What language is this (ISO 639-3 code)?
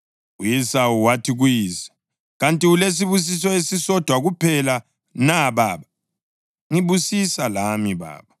nde